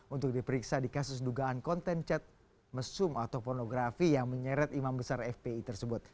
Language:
Indonesian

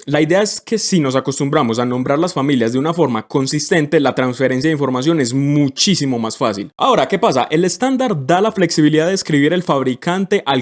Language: Spanish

